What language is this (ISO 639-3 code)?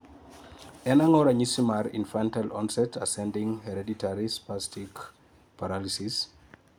luo